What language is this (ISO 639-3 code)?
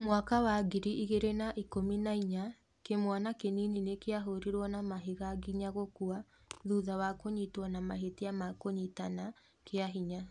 kik